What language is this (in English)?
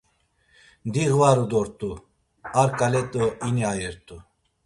Laz